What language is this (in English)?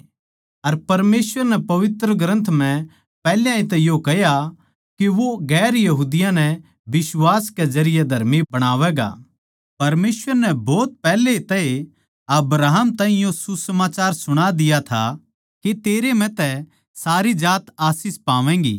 Haryanvi